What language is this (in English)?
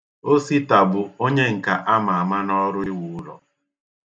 Igbo